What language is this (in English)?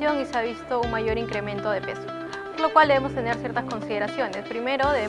Spanish